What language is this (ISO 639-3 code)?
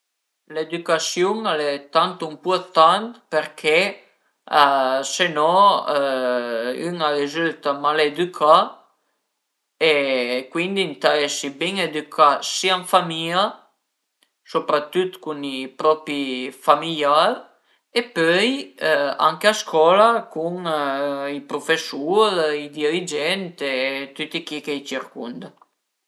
pms